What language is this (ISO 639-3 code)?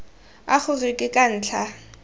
tsn